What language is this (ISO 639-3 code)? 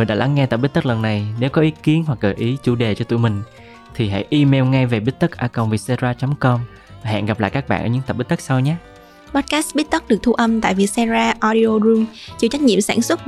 vie